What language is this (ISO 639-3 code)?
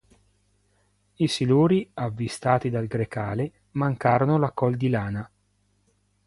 ita